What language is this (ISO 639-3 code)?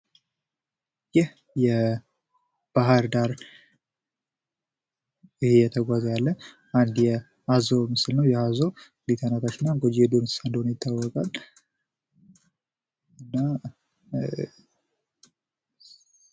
amh